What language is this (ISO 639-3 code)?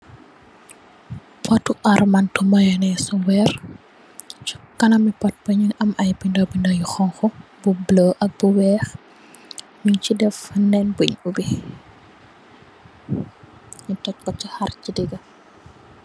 wol